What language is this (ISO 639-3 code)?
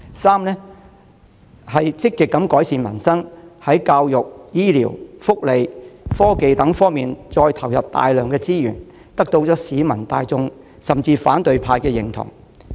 yue